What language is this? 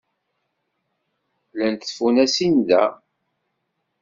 Kabyle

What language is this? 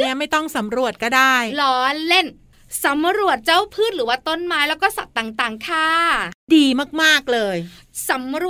Thai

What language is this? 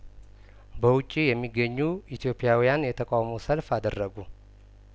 Amharic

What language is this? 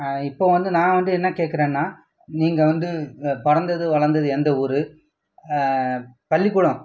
Tamil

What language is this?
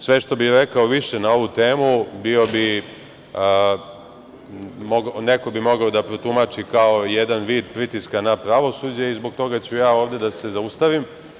Serbian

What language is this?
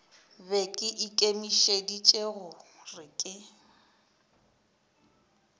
Northern Sotho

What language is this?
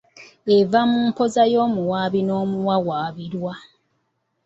Ganda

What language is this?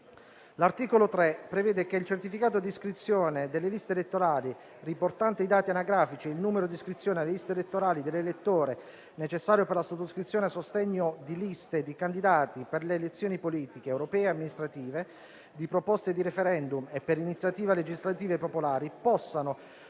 Italian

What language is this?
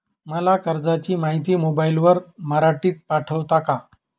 Marathi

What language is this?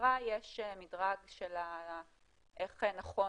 Hebrew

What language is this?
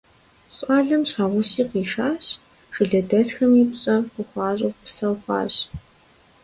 Kabardian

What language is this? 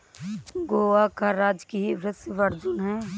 Hindi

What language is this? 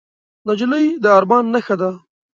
Pashto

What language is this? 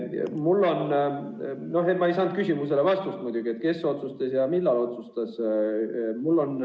Estonian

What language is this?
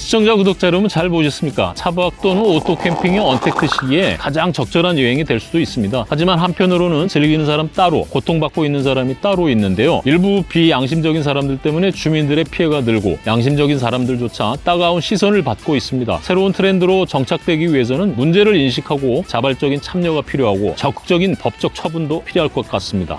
Korean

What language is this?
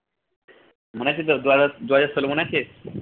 Bangla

